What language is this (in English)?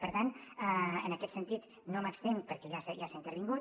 Catalan